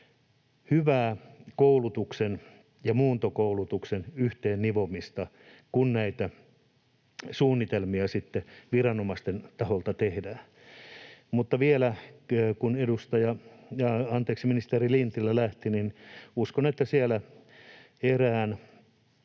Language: Finnish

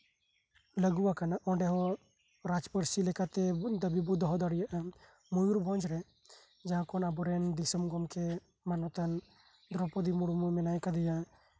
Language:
Santali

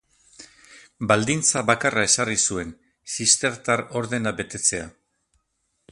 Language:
Basque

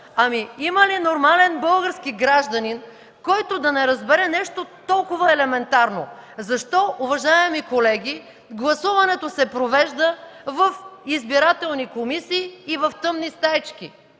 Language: Bulgarian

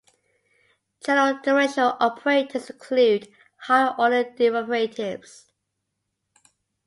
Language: English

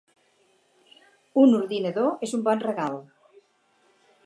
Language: Catalan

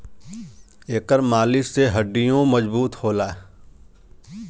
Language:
Bhojpuri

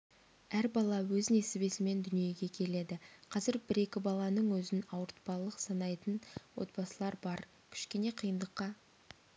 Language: Kazakh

